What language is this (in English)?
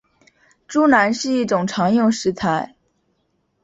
Chinese